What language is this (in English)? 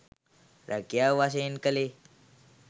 Sinhala